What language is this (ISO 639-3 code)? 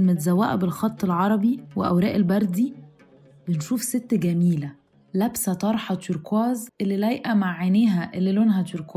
ara